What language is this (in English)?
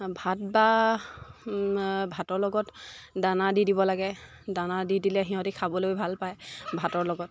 Assamese